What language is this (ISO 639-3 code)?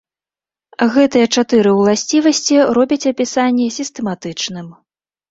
bel